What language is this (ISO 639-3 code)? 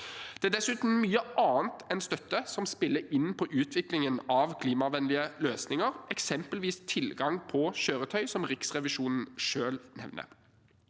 nor